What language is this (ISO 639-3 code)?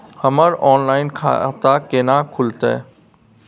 mai